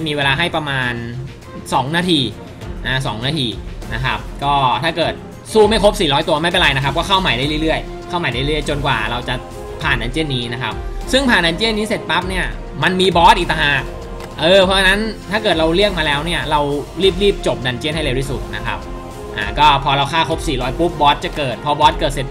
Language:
Thai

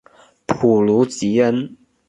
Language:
Chinese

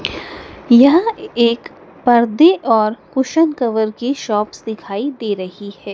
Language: Hindi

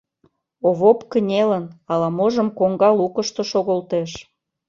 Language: Mari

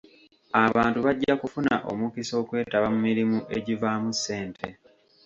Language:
Ganda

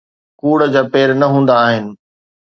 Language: Sindhi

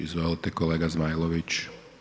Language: Croatian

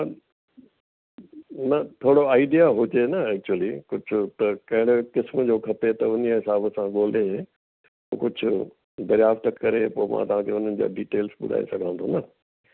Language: Sindhi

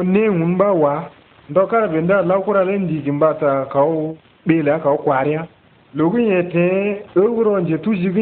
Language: Arabic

